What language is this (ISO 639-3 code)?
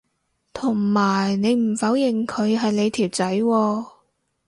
yue